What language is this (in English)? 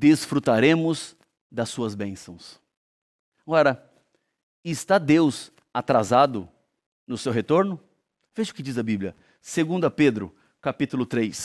Portuguese